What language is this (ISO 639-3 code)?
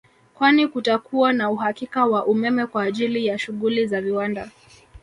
swa